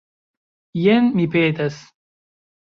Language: Esperanto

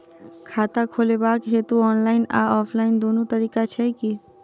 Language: Maithili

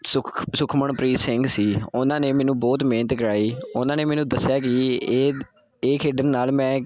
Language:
Punjabi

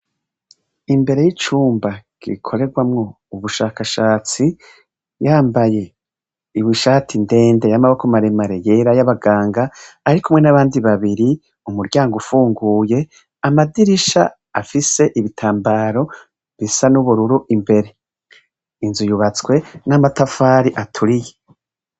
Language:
Rundi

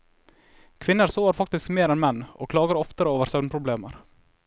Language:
Norwegian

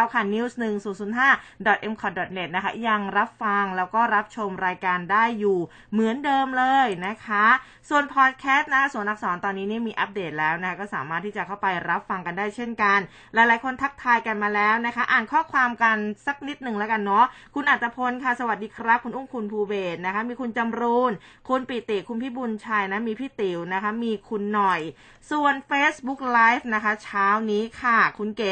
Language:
Thai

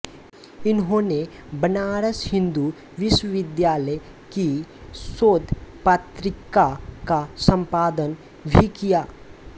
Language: Hindi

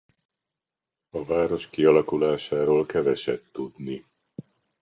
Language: Hungarian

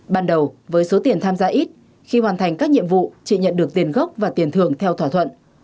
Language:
Vietnamese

